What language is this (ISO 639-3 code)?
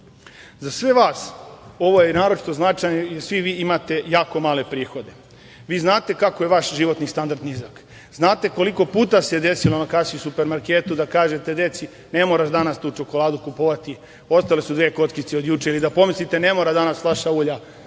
srp